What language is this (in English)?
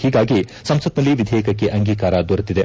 Kannada